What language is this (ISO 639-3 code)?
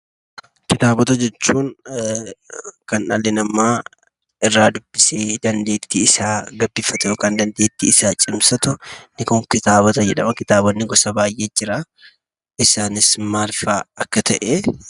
orm